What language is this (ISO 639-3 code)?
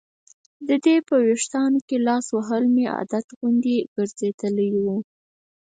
pus